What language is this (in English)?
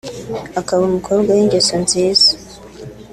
Kinyarwanda